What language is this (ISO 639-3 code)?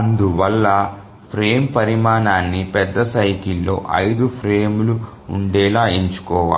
tel